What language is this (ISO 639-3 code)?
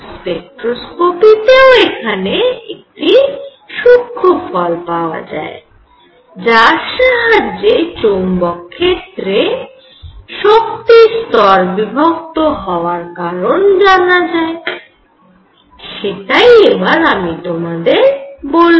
ben